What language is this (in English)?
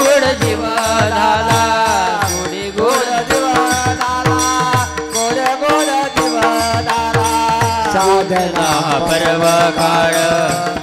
Hindi